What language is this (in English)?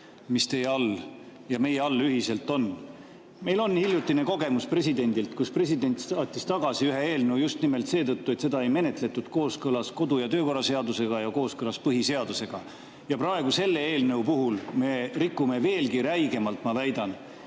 Estonian